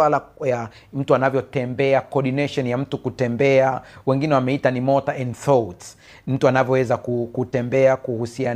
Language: Swahili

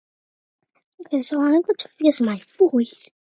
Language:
Romanian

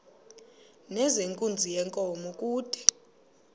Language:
Xhosa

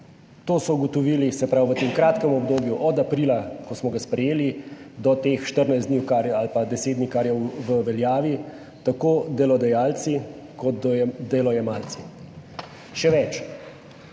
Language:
Slovenian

